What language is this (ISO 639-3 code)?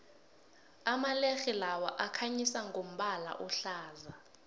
nbl